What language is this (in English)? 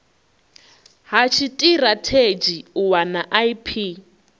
Venda